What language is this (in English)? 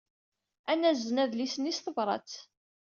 Kabyle